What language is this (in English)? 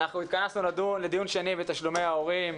Hebrew